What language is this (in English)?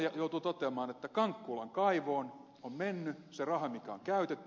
Finnish